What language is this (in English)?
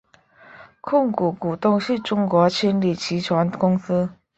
Chinese